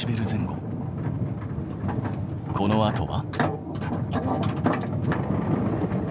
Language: Japanese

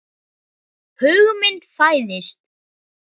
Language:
Icelandic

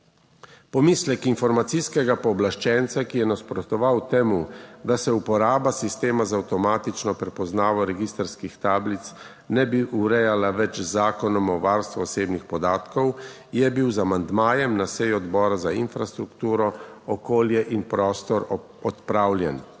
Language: Slovenian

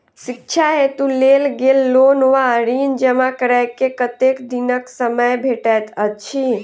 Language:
Maithili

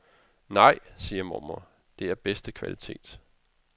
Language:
Danish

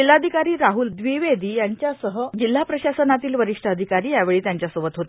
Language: Marathi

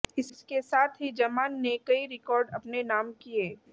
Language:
Hindi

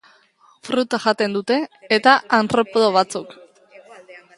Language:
Basque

